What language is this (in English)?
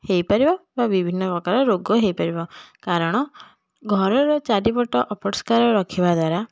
Odia